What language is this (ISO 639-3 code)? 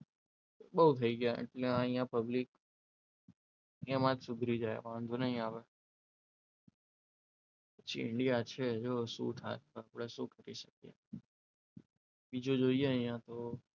guj